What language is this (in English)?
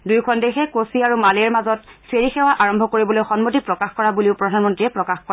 Assamese